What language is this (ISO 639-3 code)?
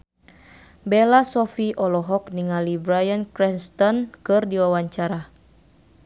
sun